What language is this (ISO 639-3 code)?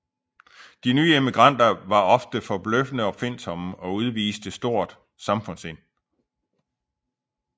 dan